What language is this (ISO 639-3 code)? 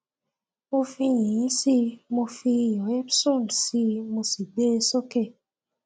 yor